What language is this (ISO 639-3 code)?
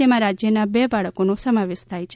guj